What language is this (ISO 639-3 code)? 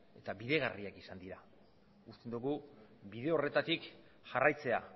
eus